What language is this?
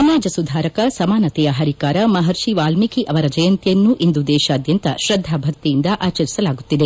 Kannada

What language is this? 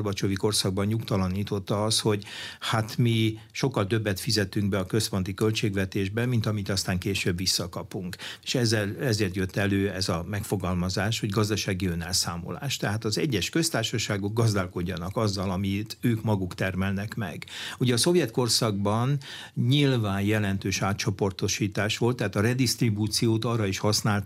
Hungarian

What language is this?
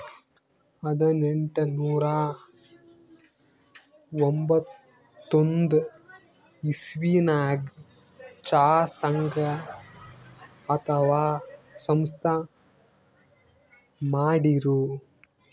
Kannada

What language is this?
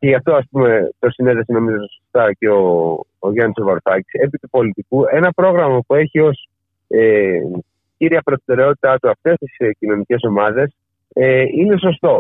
Greek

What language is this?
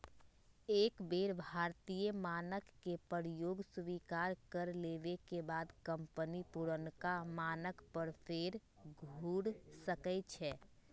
Magahi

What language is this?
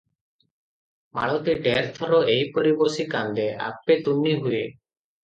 Odia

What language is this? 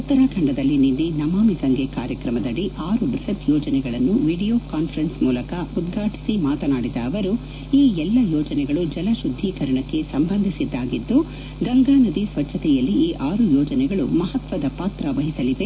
Kannada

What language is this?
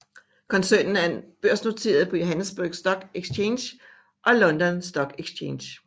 Danish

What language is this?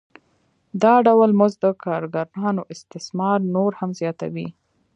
Pashto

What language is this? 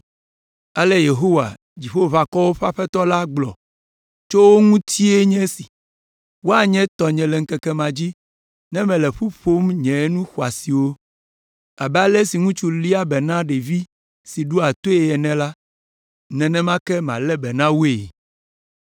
Ewe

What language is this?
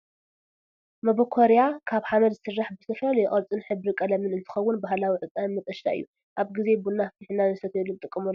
Tigrinya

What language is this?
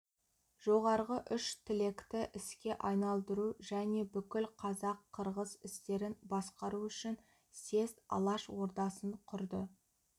Kazakh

